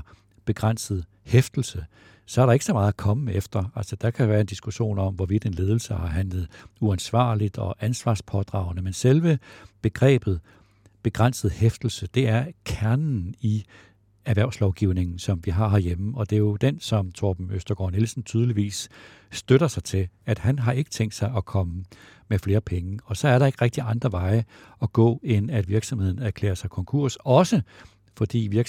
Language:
Danish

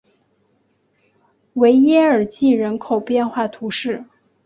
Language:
Chinese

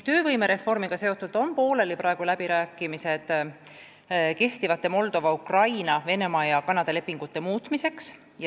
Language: Estonian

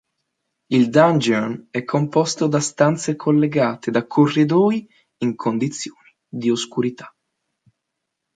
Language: Italian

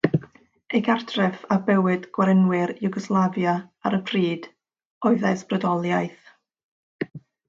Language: Welsh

